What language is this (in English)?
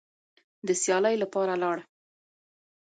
Pashto